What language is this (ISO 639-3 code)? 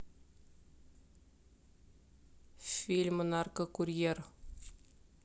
rus